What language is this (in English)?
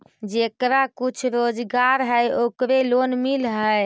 Magahi